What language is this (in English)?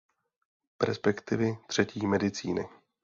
Czech